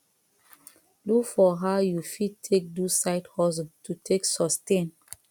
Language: Nigerian Pidgin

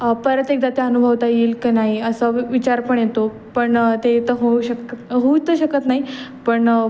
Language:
Marathi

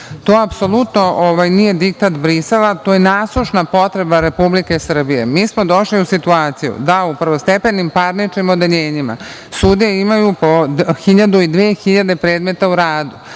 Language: Serbian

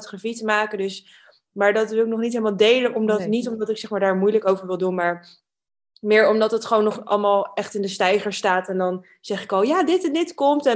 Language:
Dutch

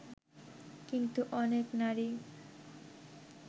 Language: Bangla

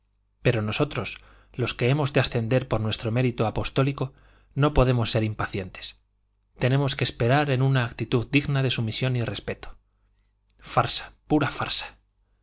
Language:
Spanish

